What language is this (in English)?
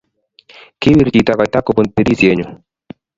Kalenjin